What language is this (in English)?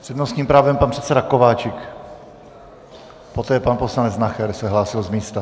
Czech